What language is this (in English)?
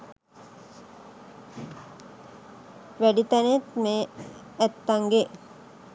Sinhala